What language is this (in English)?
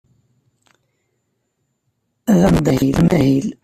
Kabyle